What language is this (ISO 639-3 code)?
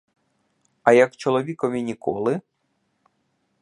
ukr